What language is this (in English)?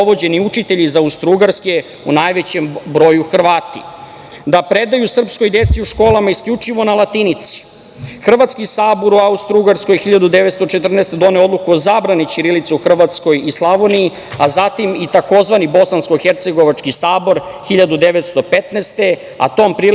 Serbian